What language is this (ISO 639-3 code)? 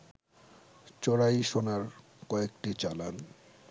ben